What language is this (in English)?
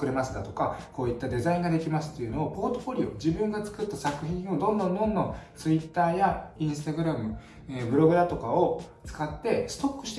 Japanese